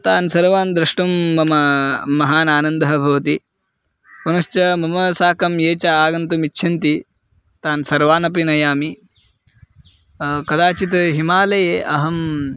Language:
Sanskrit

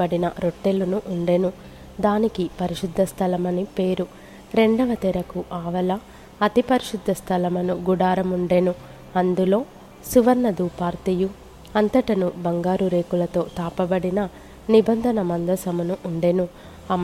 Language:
Telugu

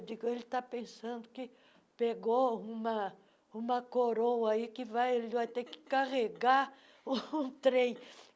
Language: Portuguese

